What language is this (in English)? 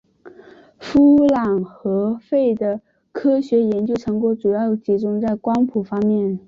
Chinese